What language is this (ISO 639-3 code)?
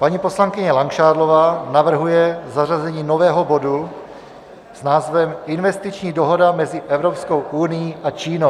ces